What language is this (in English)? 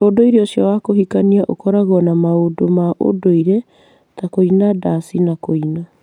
Kikuyu